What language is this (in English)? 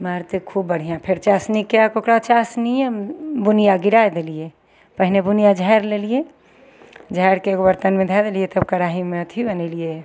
Maithili